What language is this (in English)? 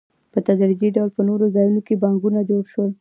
Pashto